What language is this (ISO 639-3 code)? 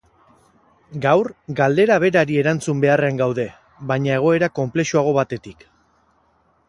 eus